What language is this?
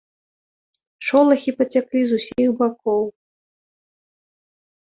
Belarusian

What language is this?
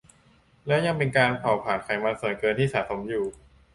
Thai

